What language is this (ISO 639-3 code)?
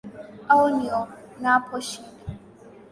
swa